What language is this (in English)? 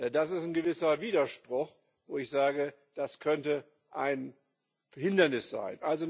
German